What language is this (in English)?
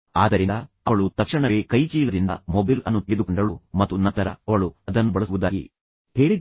Kannada